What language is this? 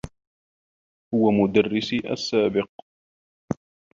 Arabic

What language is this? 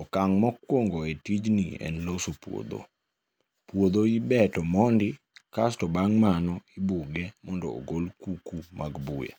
Luo (Kenya and Tanzania)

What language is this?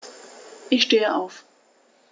German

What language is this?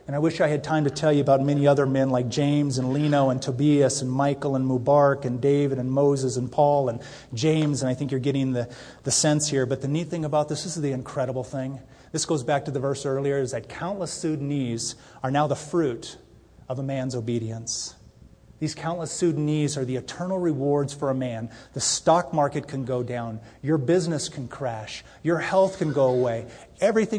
English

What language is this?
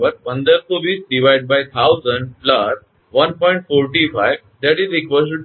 Gujarati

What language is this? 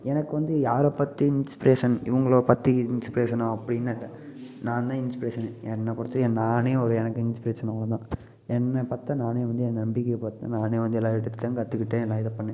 Tamil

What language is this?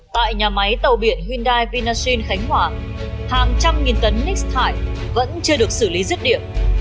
Vietnamese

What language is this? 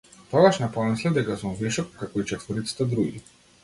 Macedonian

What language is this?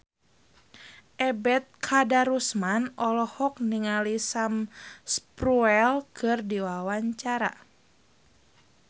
Sundanese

